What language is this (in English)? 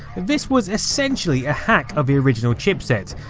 English